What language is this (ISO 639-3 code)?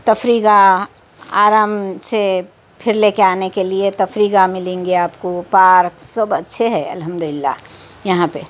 urd